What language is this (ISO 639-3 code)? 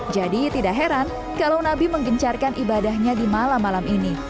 ind